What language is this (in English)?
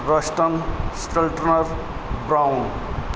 Punjabi